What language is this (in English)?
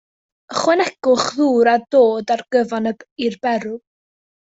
Welsh